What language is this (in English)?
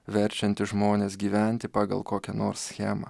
Lithuanian